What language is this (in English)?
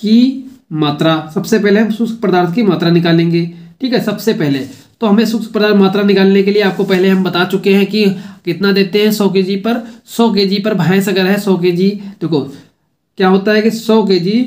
Hindi